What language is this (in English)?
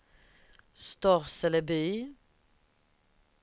Swedish